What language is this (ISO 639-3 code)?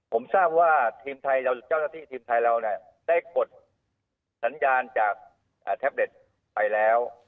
tha